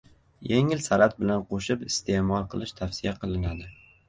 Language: Uzbek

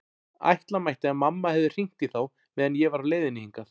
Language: Icelandic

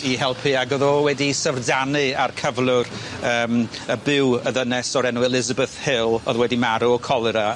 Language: Welsh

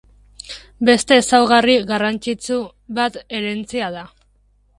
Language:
Basque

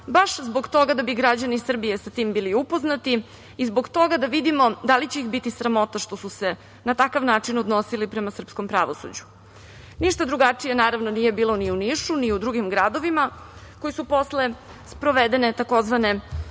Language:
Serbian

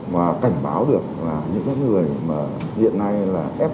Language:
Vietnamese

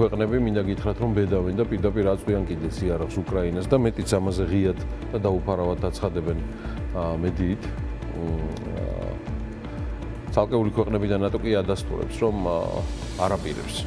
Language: Romanian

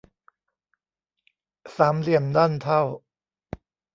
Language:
Thai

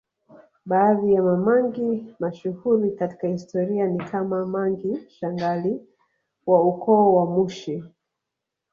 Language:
Swahili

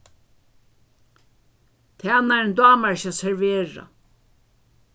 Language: Faroese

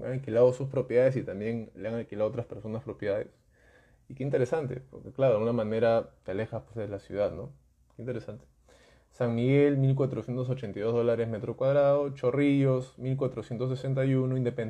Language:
Spanish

